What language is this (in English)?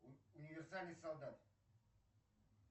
Russian